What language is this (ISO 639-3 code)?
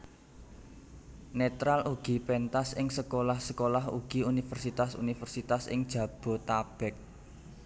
jav